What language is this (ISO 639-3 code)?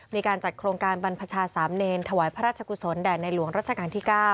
tha